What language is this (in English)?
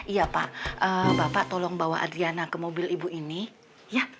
Indonesian